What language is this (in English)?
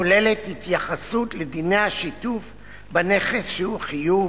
Hebrew